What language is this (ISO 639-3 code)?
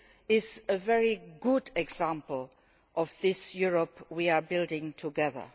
eng